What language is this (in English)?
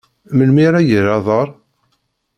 Kabyle